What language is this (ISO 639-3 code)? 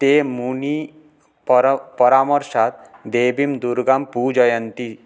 san